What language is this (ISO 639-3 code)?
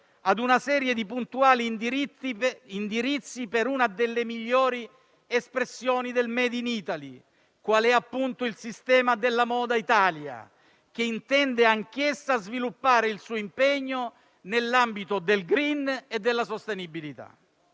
ita